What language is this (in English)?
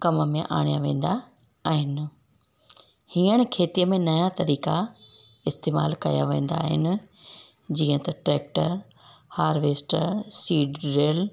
Sindhi